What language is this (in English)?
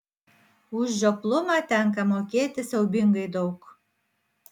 Lithuanian